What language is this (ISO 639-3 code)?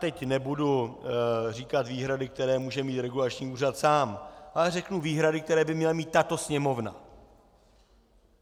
ces